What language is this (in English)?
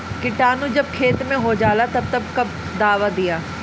Bhojpuri